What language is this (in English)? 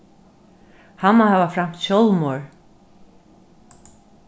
Faroese